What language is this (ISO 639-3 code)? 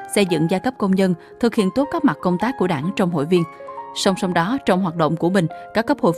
vie